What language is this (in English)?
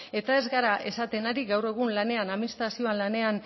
Basque